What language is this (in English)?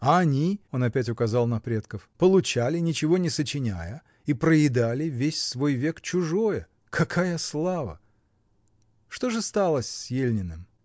Russian